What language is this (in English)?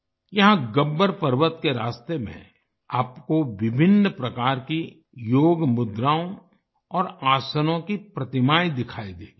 Hindi